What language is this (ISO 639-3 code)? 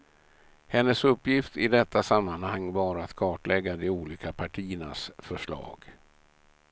swe